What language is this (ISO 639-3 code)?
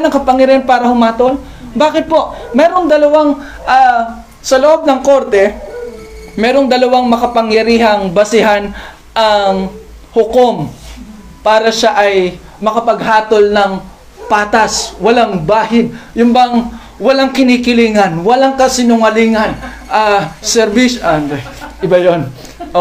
fil